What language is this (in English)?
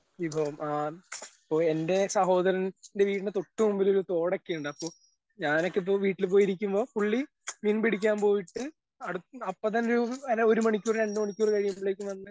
Malayalam